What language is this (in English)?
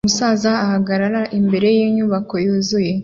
Kinyarwanda